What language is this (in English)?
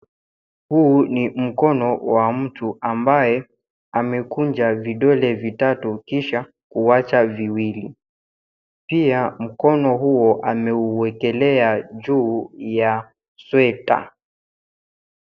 Swahili